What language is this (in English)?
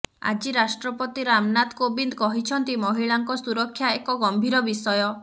Odia